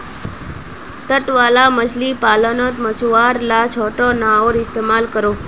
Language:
Magahi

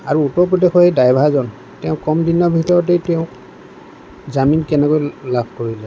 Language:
Assamese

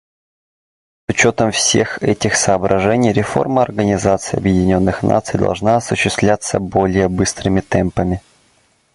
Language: Russian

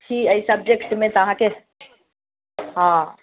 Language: Maithili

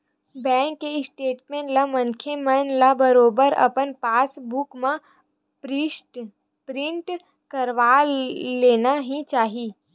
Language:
Chhattisgarhi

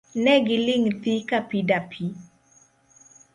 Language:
Luo (Kenya and Tanzania)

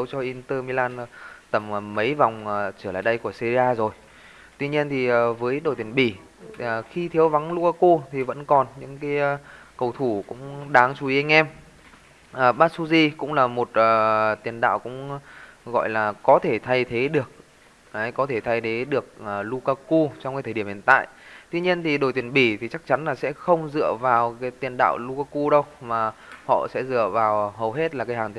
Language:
Vietnamese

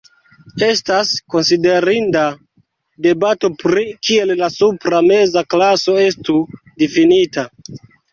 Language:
Esperanto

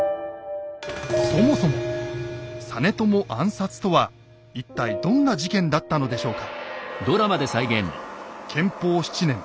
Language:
Japanese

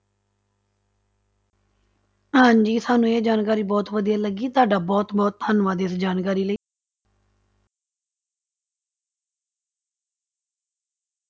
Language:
Punjabi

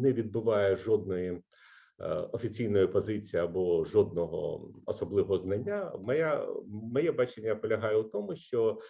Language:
Ukrainian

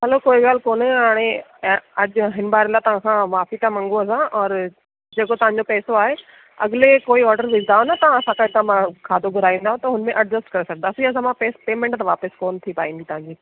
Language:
Sindhi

